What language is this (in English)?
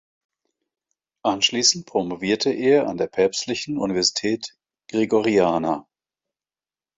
German